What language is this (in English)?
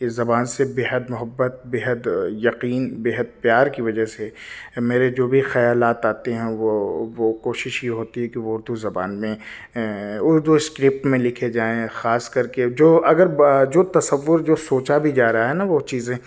Urdu